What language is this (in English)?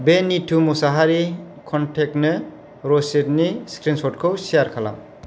Bodo